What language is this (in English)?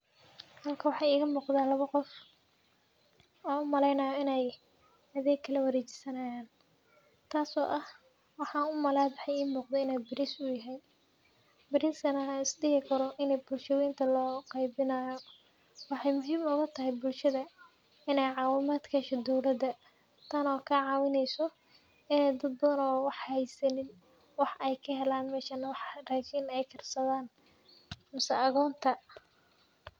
Somali